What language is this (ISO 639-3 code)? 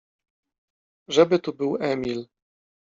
pol